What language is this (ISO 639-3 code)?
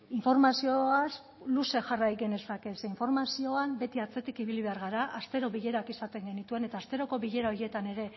eus